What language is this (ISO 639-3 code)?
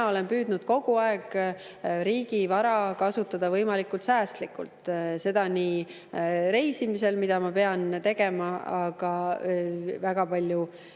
est